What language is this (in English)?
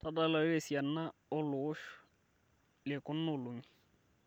Masai